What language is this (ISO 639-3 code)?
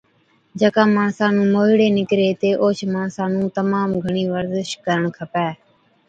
odk